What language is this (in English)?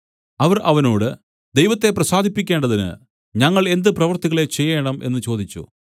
Malayalam